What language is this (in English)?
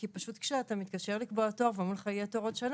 Hebrew